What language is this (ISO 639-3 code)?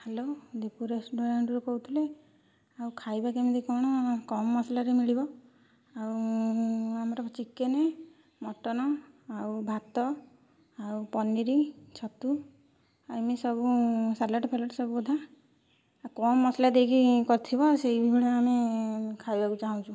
ori